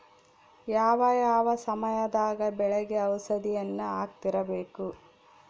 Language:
Kannada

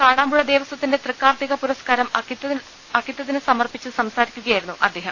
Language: Malayalam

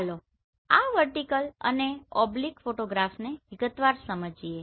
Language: Gujarati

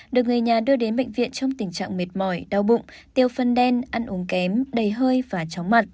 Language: Vietnamese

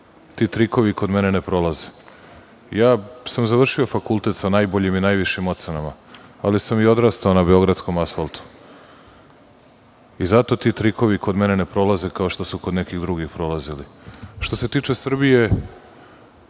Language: Serbian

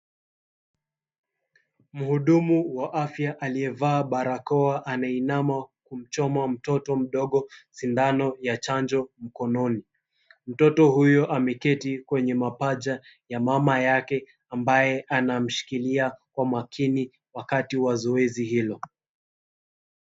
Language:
Swahili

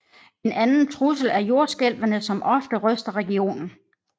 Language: Danish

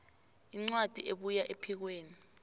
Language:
South Ndebele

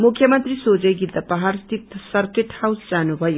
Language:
Nepali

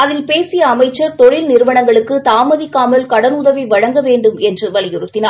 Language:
Tamil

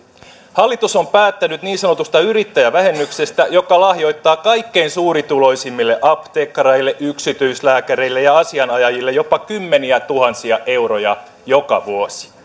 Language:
Finnish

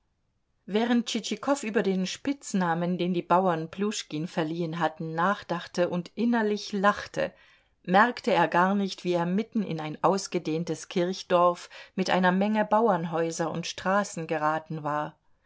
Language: German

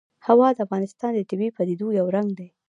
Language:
Pashto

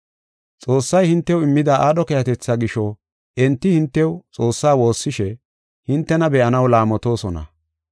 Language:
Gofa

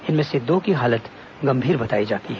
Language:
Hindi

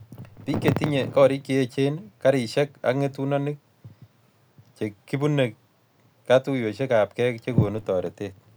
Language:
Kalenjin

